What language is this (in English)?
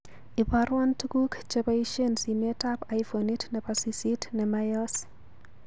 Kalenjin